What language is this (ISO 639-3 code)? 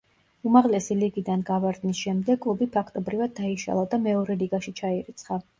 kat